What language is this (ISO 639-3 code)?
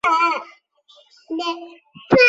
zho